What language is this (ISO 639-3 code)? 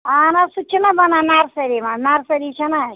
kas